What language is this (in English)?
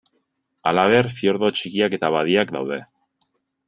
Basque